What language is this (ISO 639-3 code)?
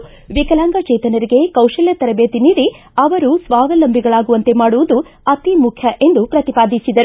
kan